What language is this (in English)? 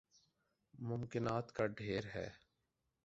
Urdu